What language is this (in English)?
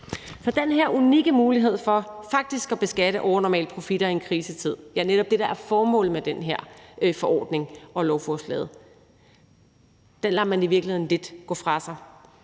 Danish